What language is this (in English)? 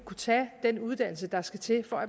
Danish